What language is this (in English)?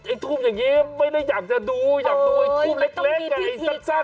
Thai